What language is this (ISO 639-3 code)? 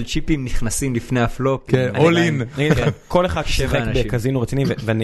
heb